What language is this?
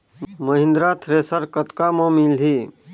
Chhattisgarhi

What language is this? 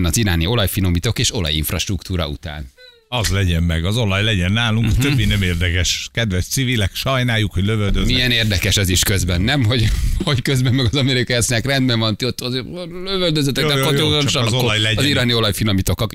Hungarian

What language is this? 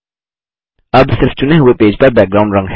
Hindi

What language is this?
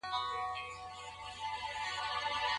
Pashto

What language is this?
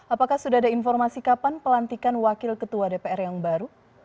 Indonesian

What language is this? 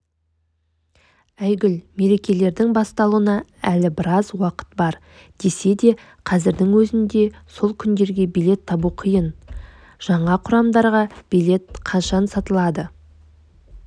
Kazakh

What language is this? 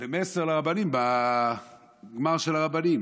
Hebrew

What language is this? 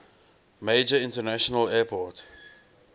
English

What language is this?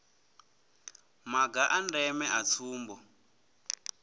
Venda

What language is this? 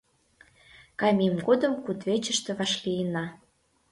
Mari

